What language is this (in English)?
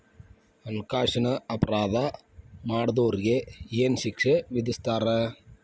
Kannada